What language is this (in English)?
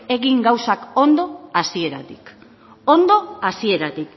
Basque